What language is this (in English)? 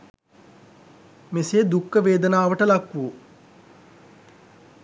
Sinhala